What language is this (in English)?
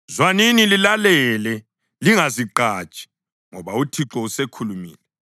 North Ndebele